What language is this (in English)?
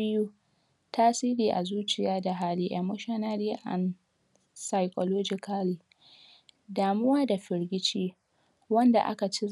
Hausa